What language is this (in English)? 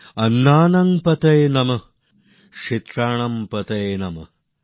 Bangla